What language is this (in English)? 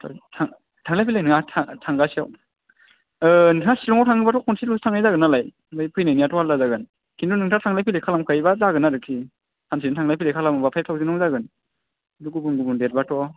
Bodo